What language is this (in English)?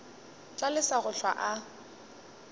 Northern Sotho